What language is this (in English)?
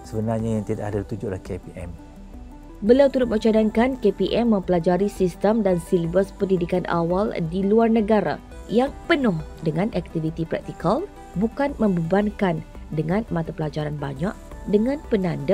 Malay